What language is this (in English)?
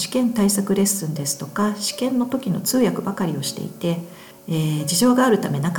Japanese